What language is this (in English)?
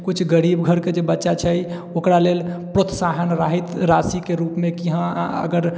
Maithili